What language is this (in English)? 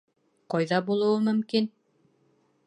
Bashkir